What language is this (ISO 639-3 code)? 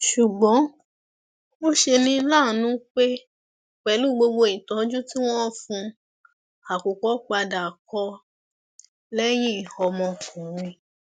yor